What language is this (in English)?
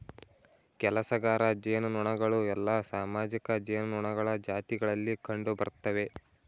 Kannada